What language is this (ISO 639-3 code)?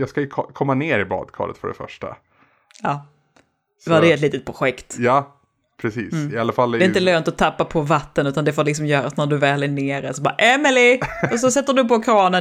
swe